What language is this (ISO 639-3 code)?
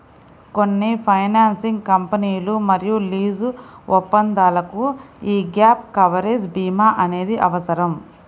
tel